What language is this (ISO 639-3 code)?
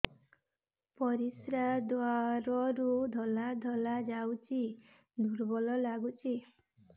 ori